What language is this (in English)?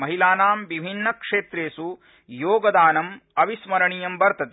Sanskrit